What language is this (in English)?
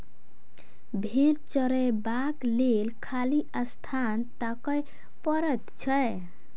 Maithili